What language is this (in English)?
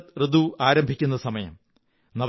Malayalam